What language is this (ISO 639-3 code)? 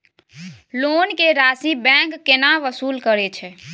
mai